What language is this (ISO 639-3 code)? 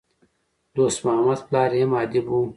pus